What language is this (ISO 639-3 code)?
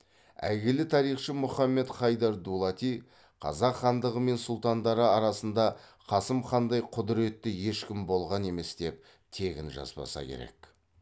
kaz